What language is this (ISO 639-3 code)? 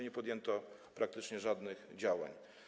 pol